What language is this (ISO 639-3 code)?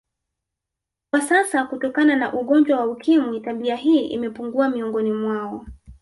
swa